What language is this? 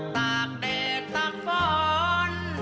Thai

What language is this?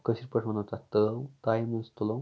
Kashmiri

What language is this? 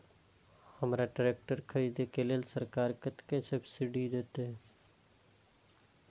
Maithili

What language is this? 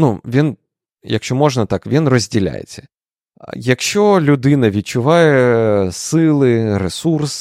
Ukrainian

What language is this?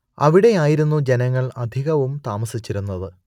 Malayalam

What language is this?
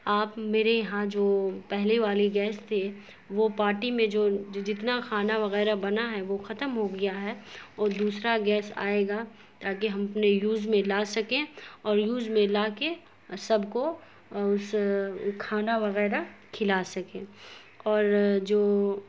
Urdu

